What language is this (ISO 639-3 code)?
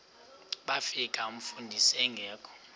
xho